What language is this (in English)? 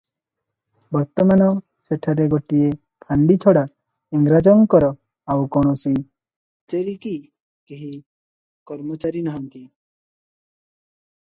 Odia